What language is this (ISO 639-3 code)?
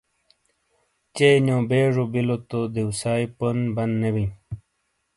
scl